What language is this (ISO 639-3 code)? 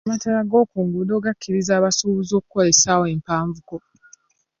lug